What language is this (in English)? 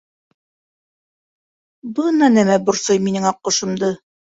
Bashkir